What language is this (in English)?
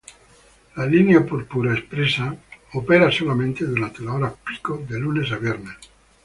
Spanish